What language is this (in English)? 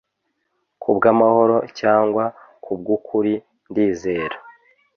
Kinyarwanda